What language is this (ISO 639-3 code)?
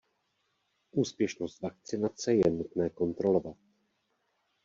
ces